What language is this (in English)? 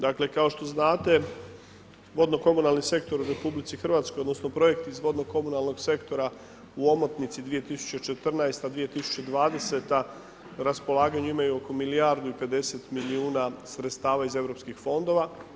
Croatian